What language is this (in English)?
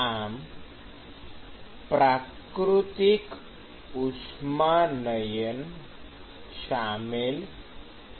Gujarati